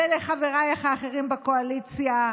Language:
Hebrew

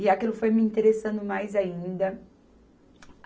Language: Portuguese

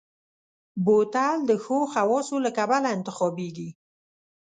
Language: Pashto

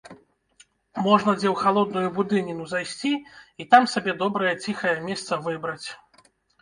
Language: Belarusian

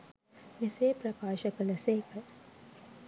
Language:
Sinhala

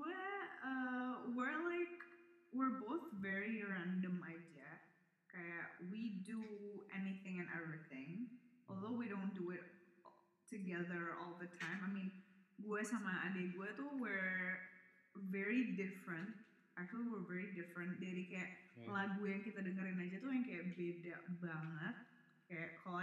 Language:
Indonesian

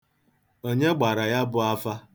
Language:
Igbo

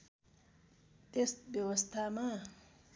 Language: Nepali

